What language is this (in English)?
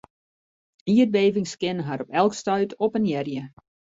Western Frisian